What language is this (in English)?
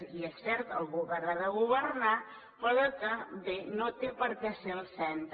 Catalan